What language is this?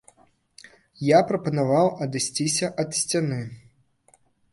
Belarusian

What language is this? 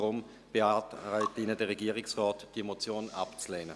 Swiss German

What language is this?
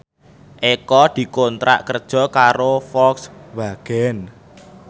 Javanese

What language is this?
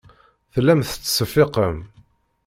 Kabyle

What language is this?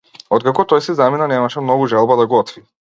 Macedonian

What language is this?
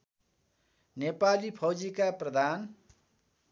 Nepali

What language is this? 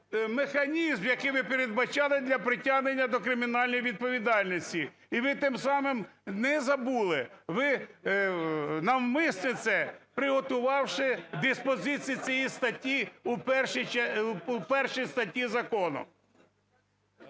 Ukrainian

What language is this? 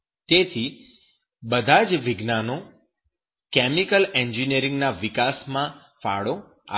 Gujarati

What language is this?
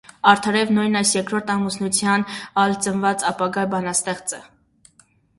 Armenian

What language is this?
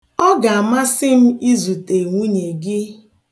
Igbo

